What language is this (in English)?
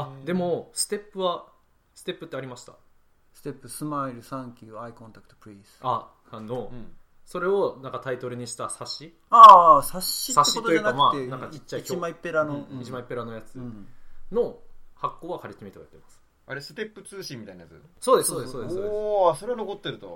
Japanese